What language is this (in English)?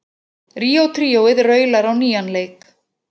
Icelandic